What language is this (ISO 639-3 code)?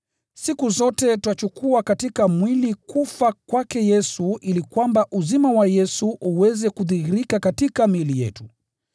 swa